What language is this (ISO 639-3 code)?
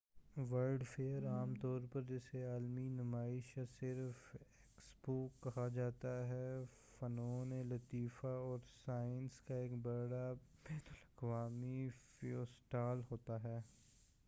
urd